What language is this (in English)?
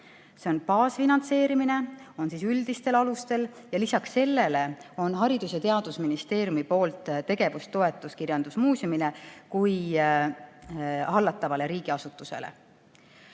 Estonian